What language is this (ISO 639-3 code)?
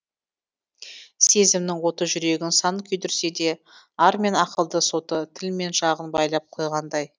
kaz